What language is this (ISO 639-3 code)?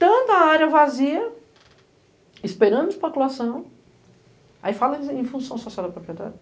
por